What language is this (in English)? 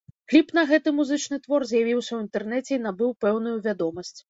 Belarusian